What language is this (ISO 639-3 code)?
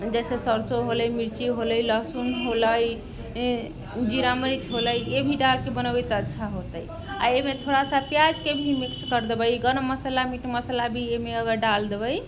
mai